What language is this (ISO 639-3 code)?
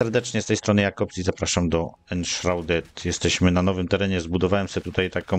pol